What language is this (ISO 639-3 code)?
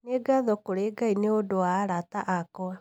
kik